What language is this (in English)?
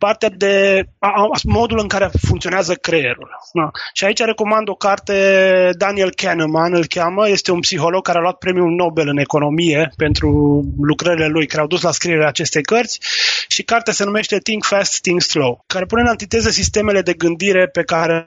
Romanian